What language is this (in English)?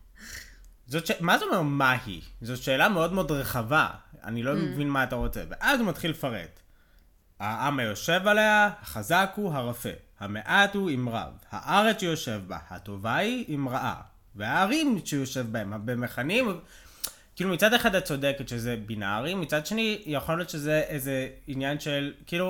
Hebrew